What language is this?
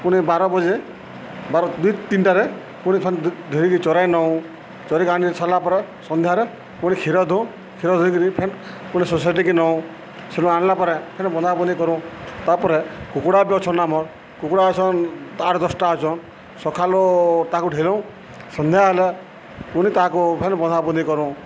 Odia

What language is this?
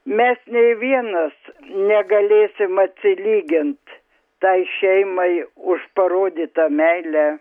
Lithuanian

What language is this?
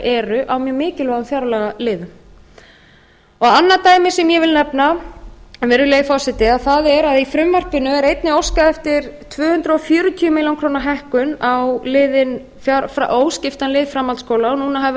Icelandic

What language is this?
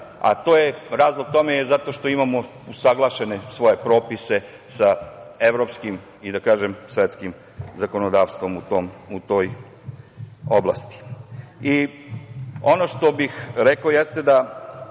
Serbian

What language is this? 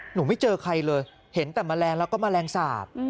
Thai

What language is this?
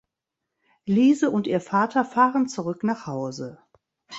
German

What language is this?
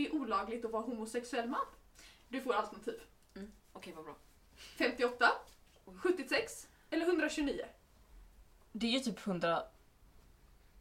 Swedish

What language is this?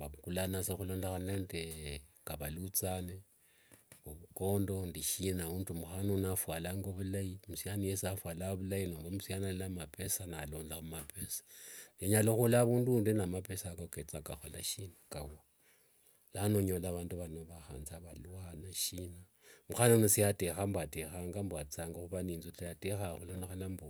Wanga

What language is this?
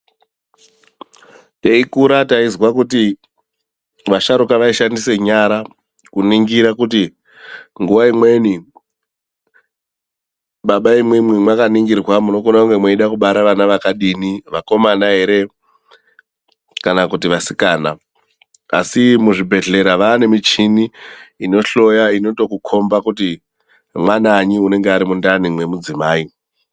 Ndau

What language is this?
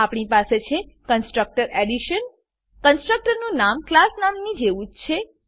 Gujarati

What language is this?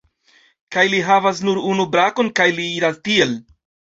Esperanto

